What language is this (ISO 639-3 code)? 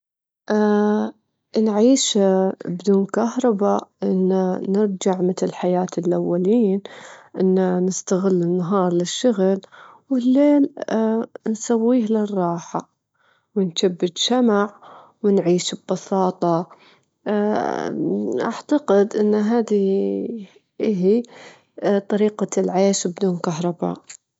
afb